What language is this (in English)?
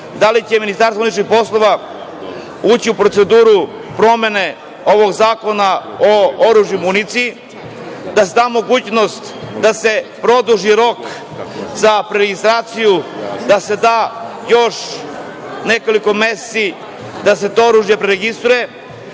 Serbian